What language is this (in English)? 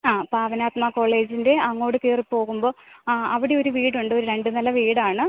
Malayalam